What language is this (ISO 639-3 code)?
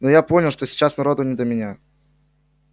rus